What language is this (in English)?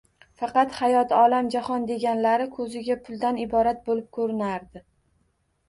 Uzbek